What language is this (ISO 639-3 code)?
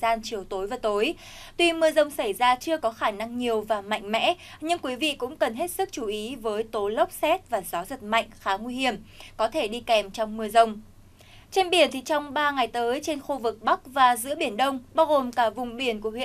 vie